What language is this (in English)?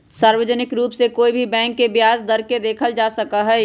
Magahi